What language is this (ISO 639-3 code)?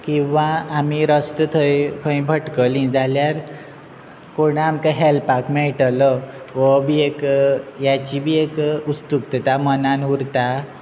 kok